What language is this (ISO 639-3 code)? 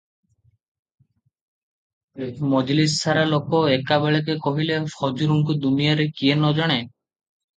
ori